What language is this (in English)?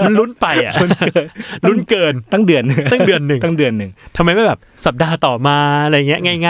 Thai